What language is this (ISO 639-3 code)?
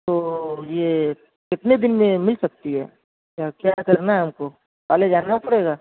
urd